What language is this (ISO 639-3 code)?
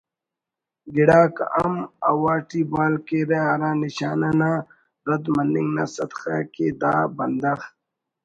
brh